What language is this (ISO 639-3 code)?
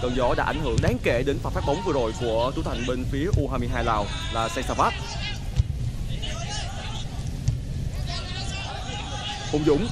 vie